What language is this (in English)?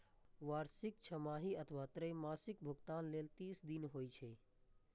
Maithili